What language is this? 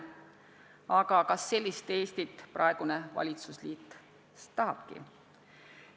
Estonian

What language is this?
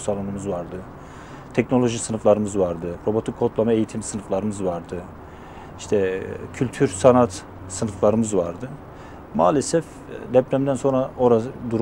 Turkish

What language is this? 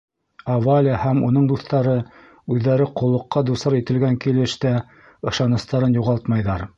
Bashkir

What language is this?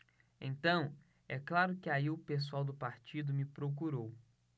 Portuguese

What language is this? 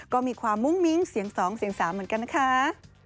Thai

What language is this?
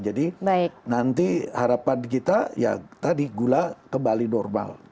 Indonesian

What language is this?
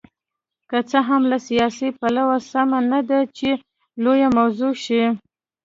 Pashto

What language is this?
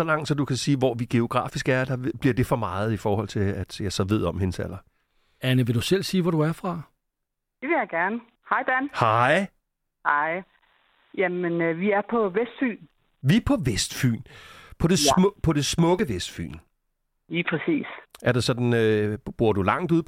Danish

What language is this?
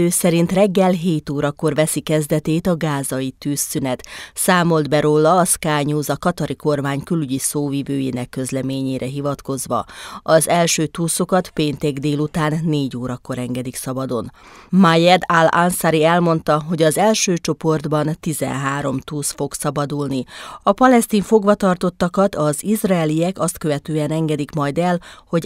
Hungarian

